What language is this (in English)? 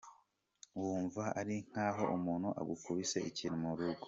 Kinyarwanda